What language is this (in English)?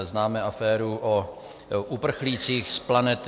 Czech